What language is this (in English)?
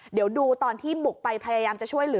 Thai